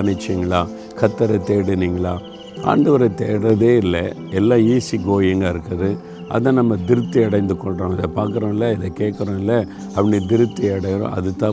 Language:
Tamil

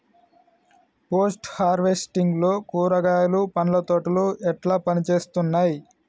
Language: Telugu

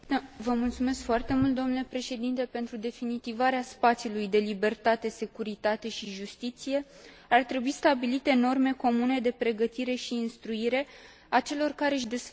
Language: Romanian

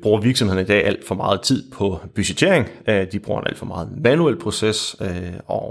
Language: Danish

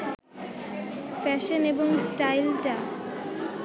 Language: Bangla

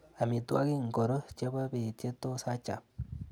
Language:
Kalenjin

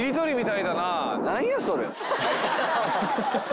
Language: Japanese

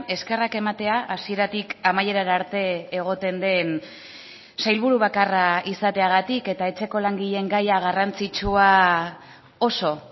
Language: Basque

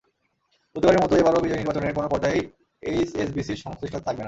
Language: Bangla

